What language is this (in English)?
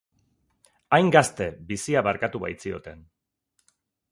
Basque